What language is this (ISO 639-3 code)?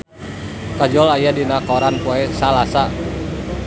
sun